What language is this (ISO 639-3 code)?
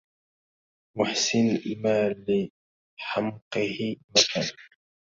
ara